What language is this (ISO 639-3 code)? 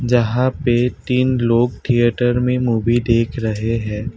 hin